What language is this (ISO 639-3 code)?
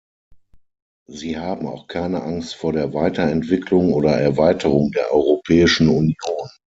deu